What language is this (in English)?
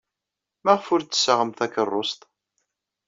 Kabyle